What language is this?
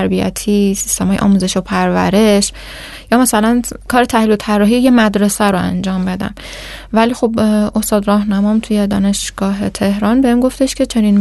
Persian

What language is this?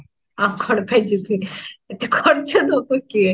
Odia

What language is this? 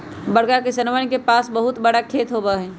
Magahi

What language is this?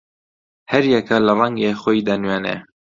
Central Kurdish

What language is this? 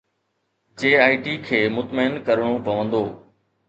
Sindhi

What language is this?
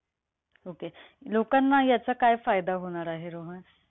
Marathi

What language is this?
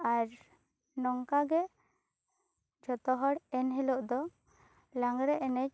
Santali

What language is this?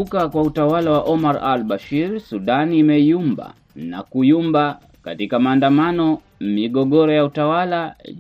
Swahili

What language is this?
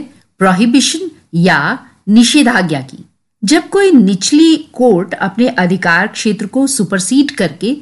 Hindi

